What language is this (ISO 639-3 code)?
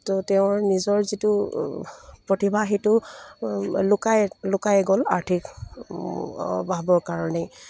asm